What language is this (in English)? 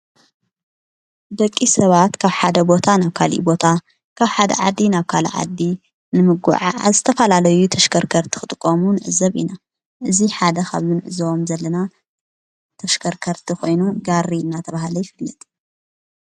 Tigrinya